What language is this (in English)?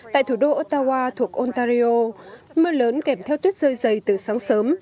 Vietnamese